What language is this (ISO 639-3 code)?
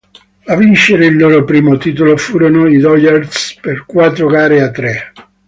ita